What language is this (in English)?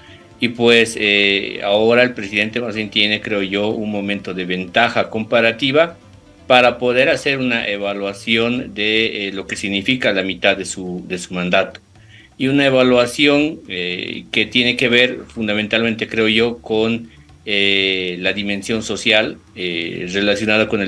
Spanish